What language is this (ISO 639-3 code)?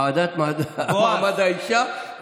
heb